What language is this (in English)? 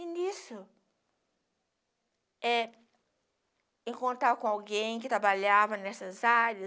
Portuguese